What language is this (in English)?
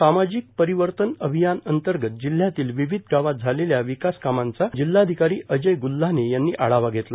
Marathi